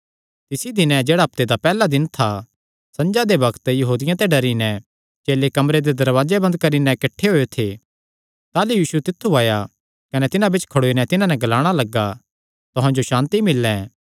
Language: Kangri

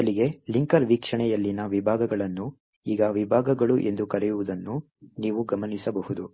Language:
Kannada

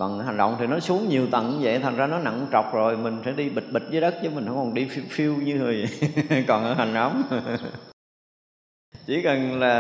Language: Vietnamese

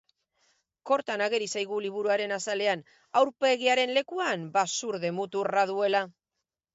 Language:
Basque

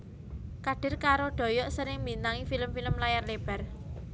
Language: Javanese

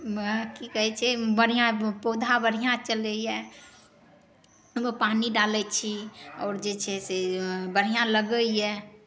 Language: Maithili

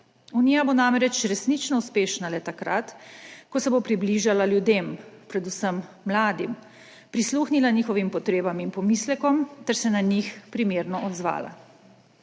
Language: Slovenian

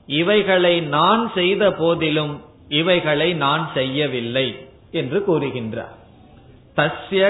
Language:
Tamil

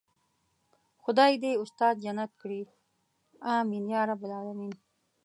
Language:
Pashto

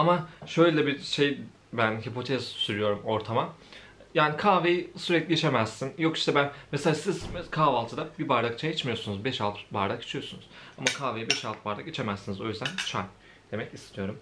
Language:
Turkish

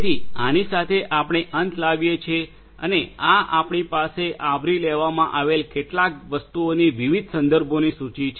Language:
Gujarati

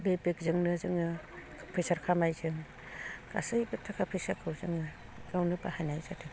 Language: Bodo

